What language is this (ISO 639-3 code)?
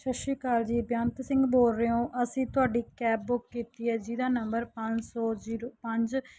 pan